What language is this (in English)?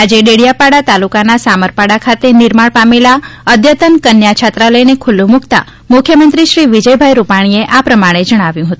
Gujarati